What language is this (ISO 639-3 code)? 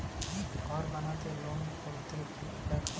ben